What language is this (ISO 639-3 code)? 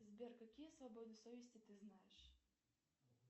rus